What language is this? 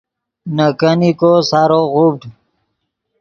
Yidgha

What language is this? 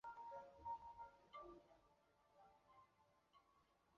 Chinese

